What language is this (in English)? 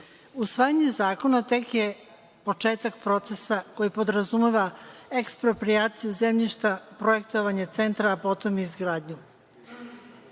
Serbian